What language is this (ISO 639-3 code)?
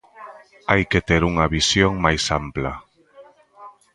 glg